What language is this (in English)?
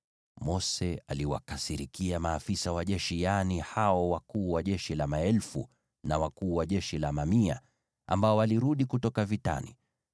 Swahili